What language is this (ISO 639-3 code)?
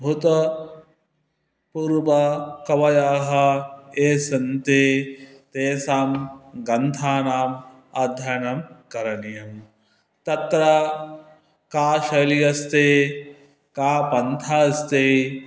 san